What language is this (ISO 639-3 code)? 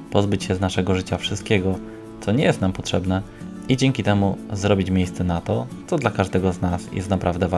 pol